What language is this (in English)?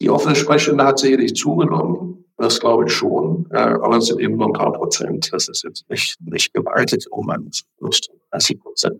German